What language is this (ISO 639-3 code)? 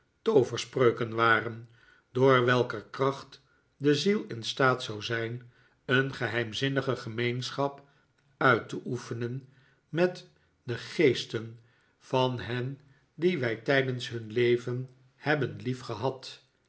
nld